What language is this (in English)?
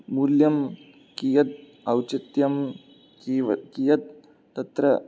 Sanskrit